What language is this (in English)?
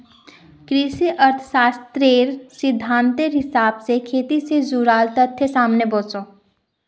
Magahi